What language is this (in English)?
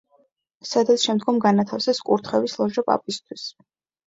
Georgian